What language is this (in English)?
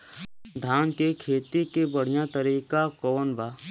Bhojpuri